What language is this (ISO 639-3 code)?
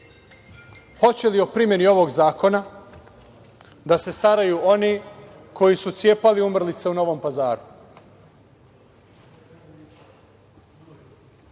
srp